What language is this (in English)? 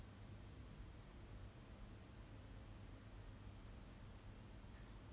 English